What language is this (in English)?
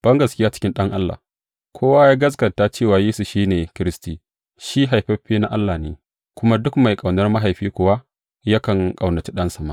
Hausa